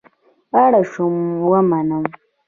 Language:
Pashto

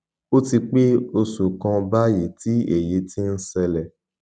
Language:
Yoruba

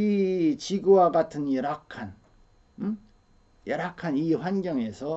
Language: Korean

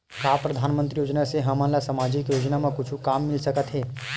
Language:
Chhattisgarhi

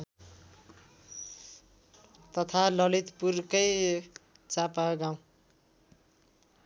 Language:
Nepali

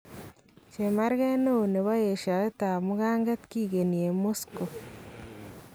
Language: Kalenjin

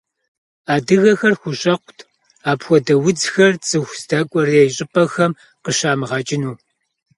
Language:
Kabardian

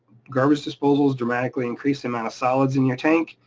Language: English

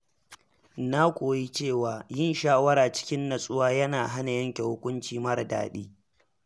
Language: Hausa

